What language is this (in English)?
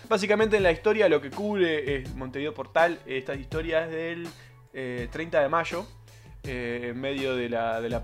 Spanish